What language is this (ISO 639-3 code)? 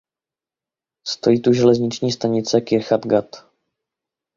ces